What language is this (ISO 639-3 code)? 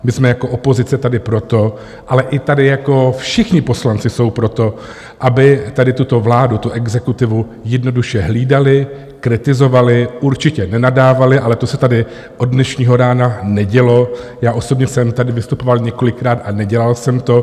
ces